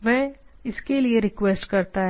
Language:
Hindi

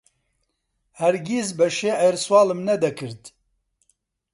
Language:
Central Kurdish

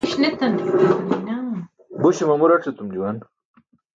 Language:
Burushaski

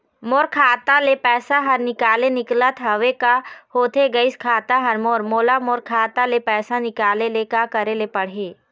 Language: Chhattisgarhi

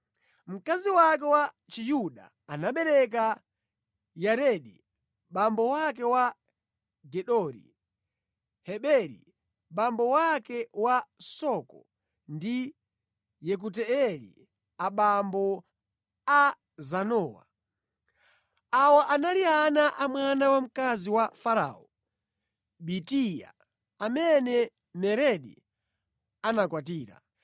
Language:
Nyanja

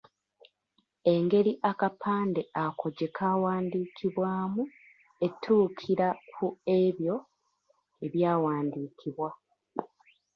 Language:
Ganda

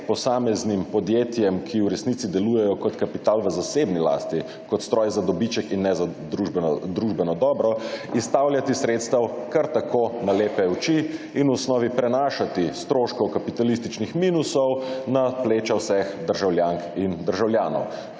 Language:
Slovenian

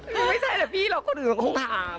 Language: Thai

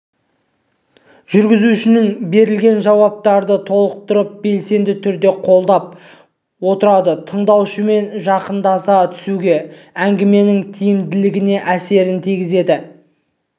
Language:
Kazakh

